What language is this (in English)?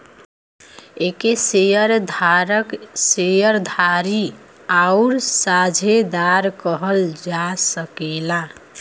Bhojpuri